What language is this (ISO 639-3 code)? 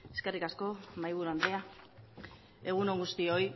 eus